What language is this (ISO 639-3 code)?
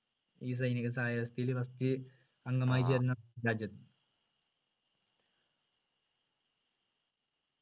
mal